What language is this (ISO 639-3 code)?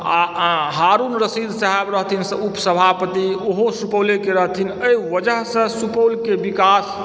mai